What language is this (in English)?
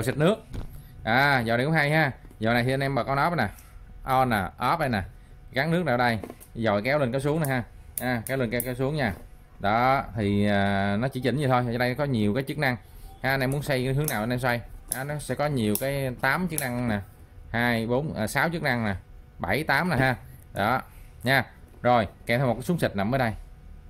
Vietnamese